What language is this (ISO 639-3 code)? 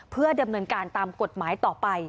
tha